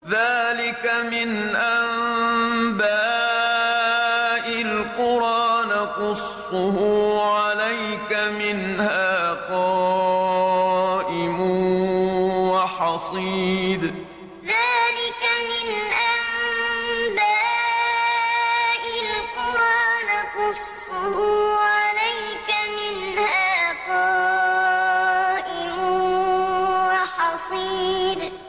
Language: Arabic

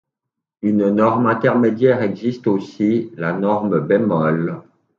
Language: French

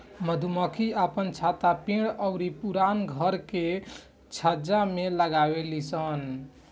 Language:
Bhojpuri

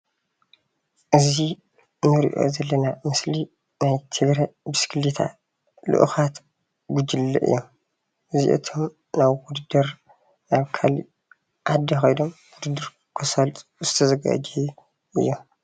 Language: Tigrinya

